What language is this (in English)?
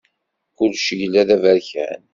Kabyle